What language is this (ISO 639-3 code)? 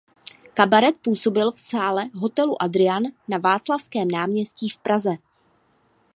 ces